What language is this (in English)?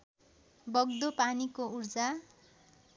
Nepali